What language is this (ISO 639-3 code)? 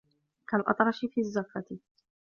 ara